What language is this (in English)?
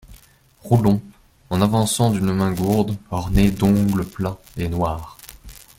French